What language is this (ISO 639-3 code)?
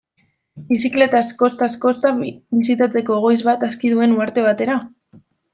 eus